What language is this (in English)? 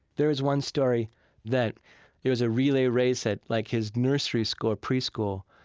English